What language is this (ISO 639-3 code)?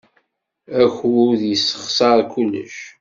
kab